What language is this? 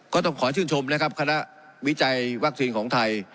Thai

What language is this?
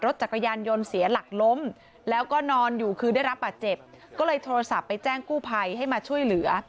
Thai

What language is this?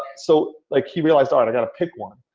English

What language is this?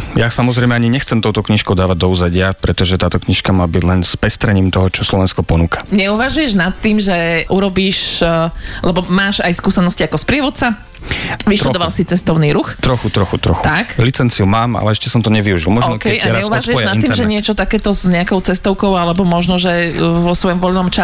Slovak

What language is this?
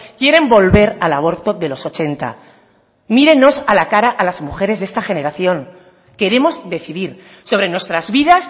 Spanish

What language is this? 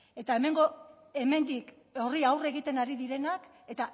Basque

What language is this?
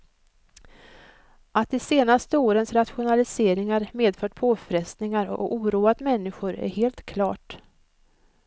Swedish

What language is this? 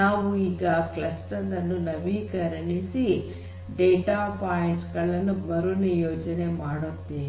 Kannada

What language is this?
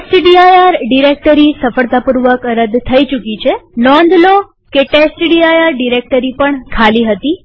Gujarati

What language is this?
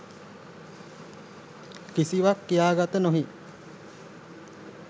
Sinhala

